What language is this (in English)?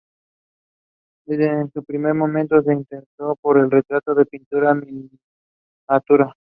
Spanish